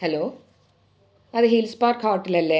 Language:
Malayalam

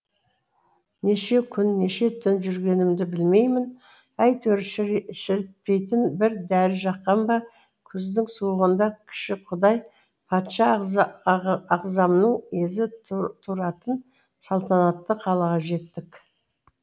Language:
Kazakh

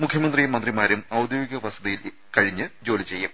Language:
Malayalam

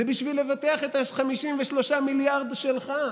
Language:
Hebrew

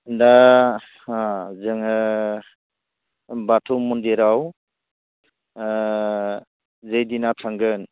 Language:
Bodo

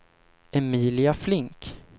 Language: Swedish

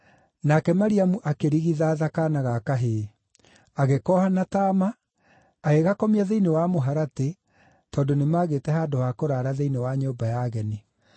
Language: Kikuyu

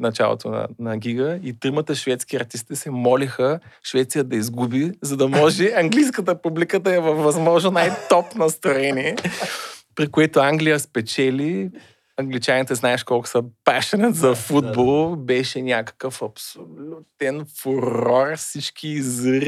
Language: Bulgarian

